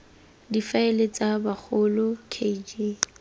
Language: Tswana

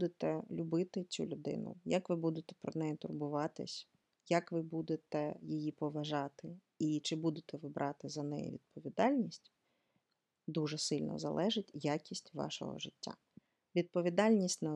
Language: Ukrainian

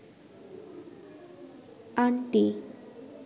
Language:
Bangla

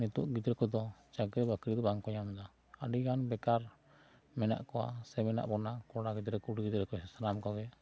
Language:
Santali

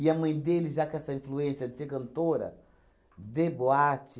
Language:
Portuguese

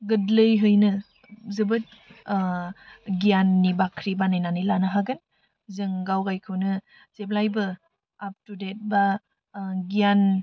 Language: Bodo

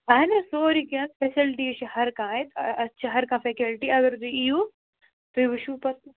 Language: Kashmiri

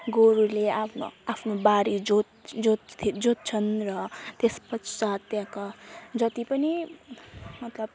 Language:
Nepali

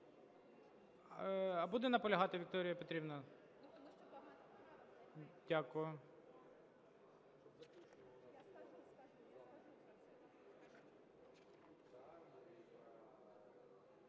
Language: Ukrainian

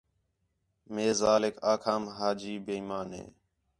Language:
Khetrani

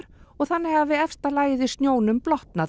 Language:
Icelandic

